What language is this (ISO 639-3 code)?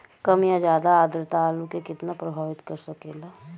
bho